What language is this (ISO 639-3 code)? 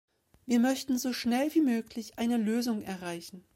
deu